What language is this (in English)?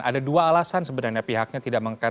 Indonesian